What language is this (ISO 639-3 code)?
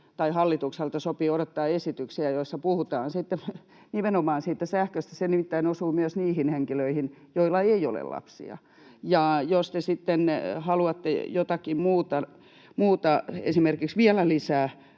fin